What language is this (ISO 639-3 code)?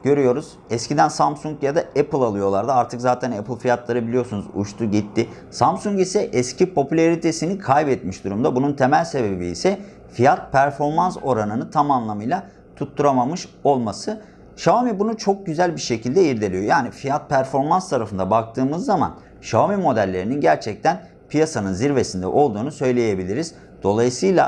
tur